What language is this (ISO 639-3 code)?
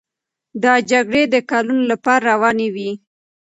pus